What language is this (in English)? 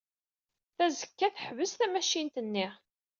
Kabyle